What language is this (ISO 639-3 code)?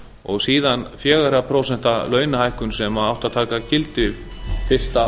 isl